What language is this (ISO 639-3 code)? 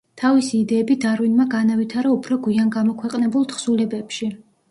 kat